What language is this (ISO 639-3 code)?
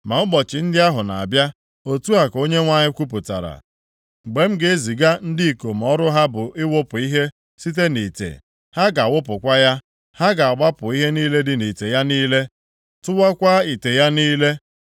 ibo